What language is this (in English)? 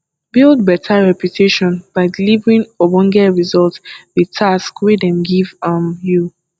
Nigerian Pidgin